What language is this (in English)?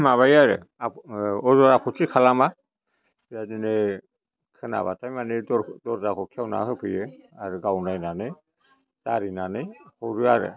Bodo